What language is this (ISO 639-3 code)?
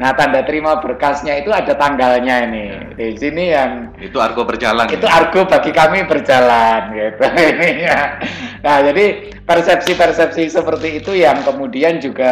ind